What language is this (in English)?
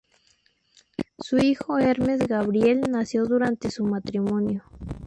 Spanish